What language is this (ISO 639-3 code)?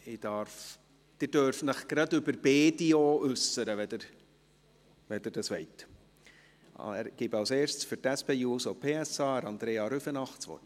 gsw